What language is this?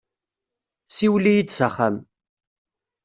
Kabyle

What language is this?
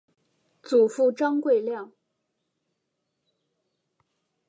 Chinese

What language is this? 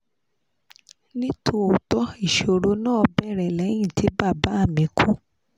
Yoruba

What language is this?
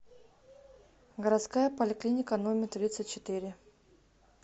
Russian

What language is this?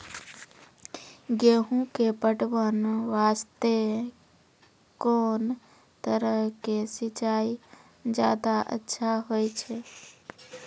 Maithili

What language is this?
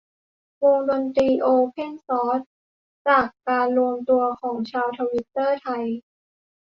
Thai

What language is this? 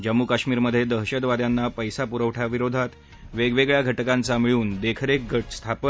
Marathi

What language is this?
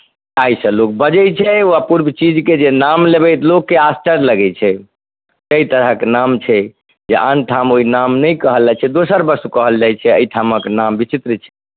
Maithili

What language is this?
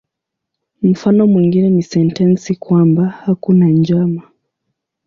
Swahili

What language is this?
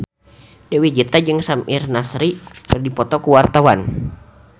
Sundanese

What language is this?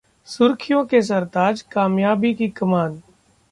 Hindi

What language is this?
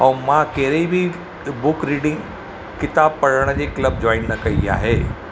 Sindhi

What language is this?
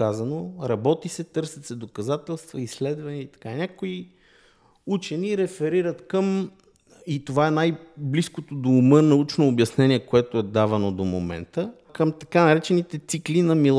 Bulgarian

